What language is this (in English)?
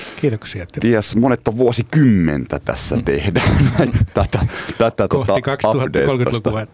Finnish